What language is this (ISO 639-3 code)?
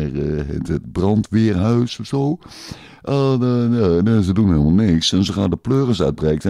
nld